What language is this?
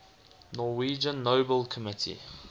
English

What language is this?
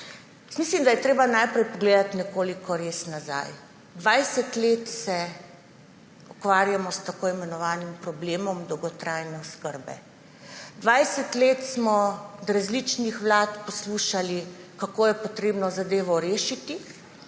Slovenian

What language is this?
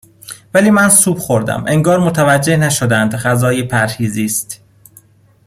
Persian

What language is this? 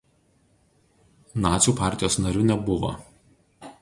Lithuanian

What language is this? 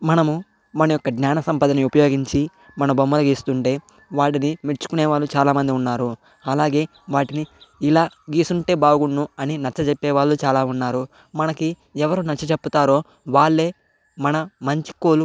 Telugu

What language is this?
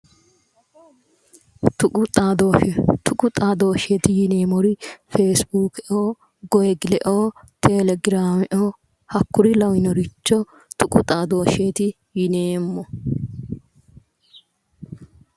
Sidamo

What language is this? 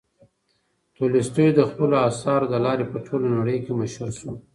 Pashto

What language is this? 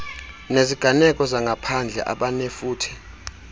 Xhosa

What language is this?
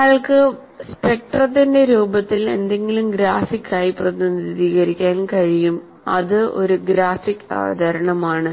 Malayalam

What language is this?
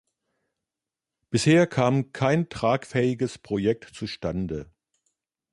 German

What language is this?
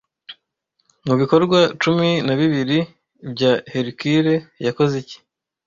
Kinyarwanda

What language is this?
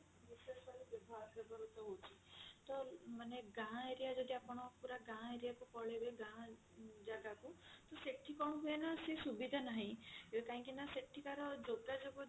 Odia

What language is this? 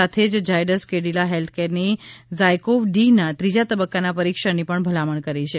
Gujarati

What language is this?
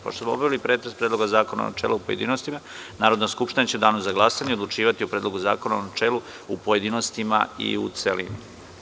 Serbian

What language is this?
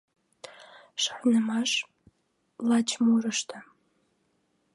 Mari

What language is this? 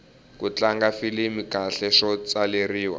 Tsonga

